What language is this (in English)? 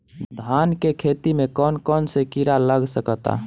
Bhojpuri